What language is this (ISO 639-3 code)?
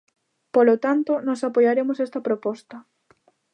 glg